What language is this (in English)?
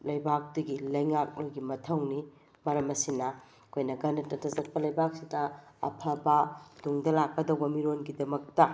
Manipuri